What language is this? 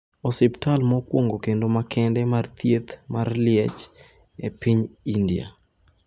Luo (Kenya and Tanzania)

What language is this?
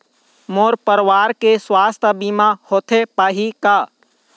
Chhattisgarhi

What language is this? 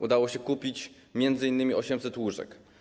Polish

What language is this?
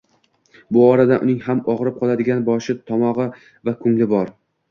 Uzbek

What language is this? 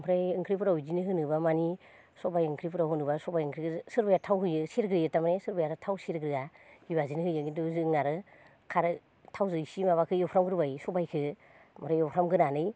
Bodo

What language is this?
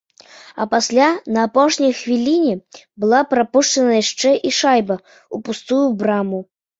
Belarusian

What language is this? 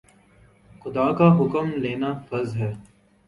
Urdu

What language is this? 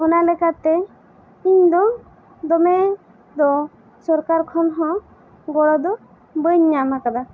Santali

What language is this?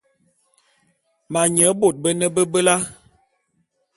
Bulu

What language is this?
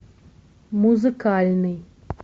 Russian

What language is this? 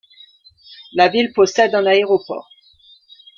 French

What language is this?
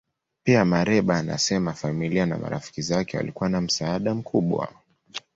Swahili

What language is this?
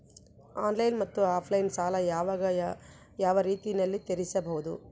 Kannada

